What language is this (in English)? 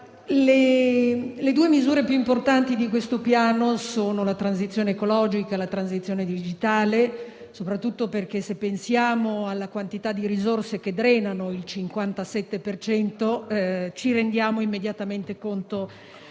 Italian